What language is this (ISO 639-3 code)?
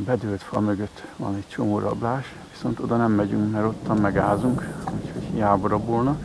hun